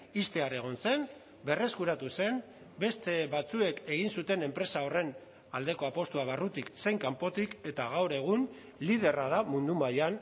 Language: Basque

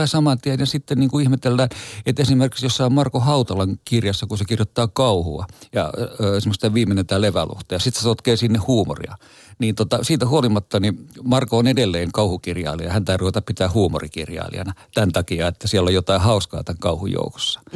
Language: Finnish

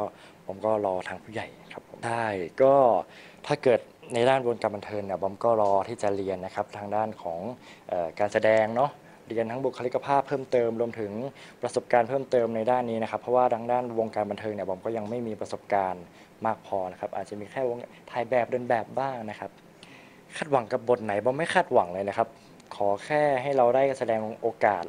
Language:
Thai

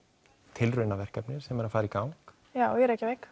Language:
Icelandic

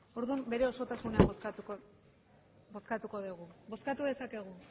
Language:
Basque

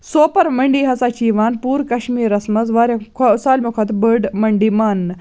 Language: Kashmiri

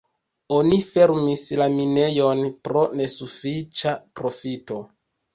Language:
Esperanto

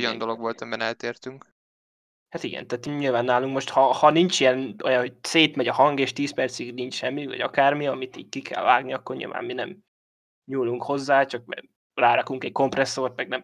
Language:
Hungarian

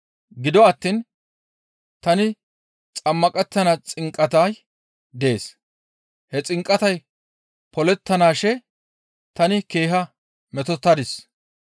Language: Gamo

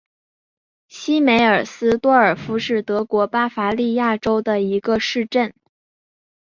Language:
Chinese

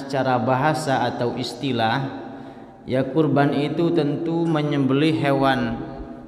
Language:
Indonesian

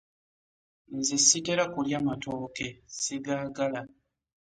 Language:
Ganda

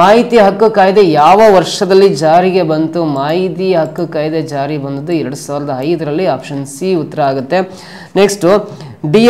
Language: Kannada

